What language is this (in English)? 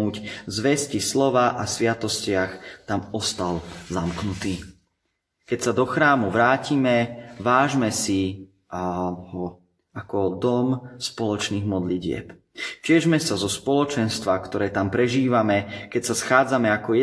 Slovak